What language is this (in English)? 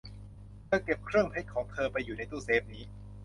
Thai